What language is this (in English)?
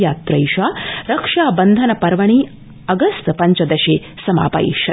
Sanskrit